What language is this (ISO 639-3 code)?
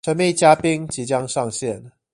zho